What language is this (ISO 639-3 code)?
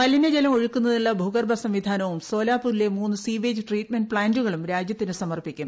mal